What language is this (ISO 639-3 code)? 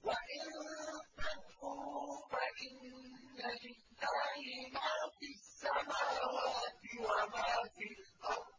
ara